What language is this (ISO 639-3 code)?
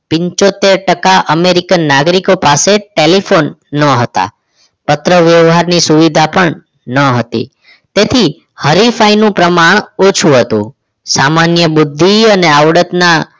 guj